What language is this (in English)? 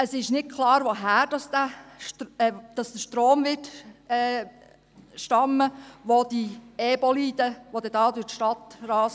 Swiss German